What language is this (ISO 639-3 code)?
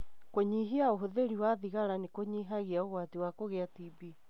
kik